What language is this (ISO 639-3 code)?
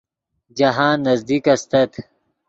ydg